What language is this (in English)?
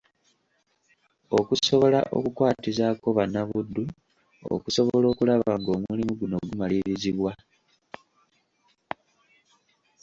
Ganda